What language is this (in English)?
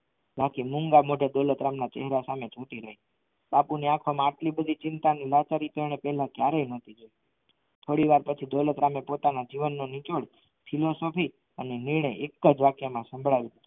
Gujarati